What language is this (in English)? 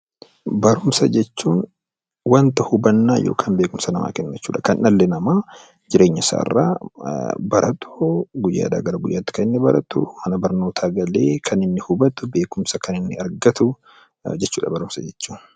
Oromo